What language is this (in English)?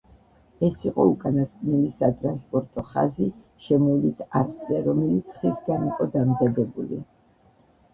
Georgian